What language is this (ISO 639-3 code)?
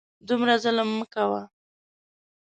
pus